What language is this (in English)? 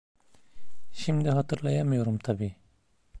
Turkish